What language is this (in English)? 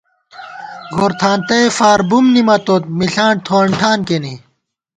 Gawar-Bati